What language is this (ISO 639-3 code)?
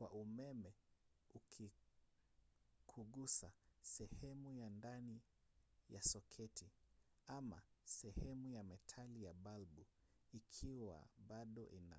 swa